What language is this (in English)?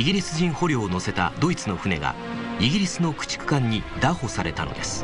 Japanese